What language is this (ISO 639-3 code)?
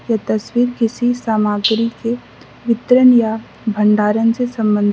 hin